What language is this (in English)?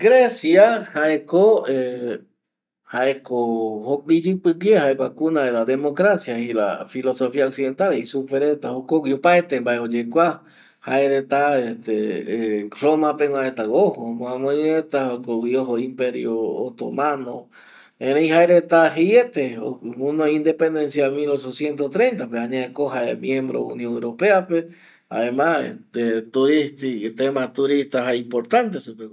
Eastern Bolivian Guaraní